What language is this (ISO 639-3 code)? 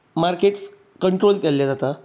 kok